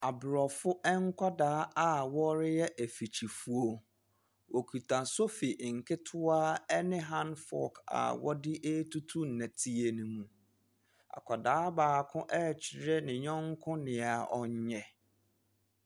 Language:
Akan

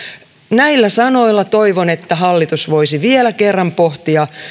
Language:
Finnish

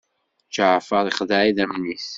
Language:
Kabyle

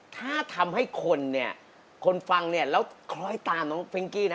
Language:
Thai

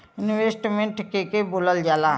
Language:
Bhojpuri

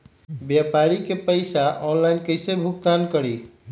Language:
Magahi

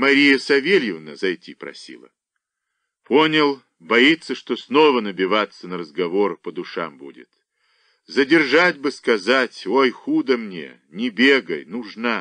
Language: Russian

